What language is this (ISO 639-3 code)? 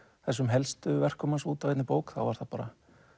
isl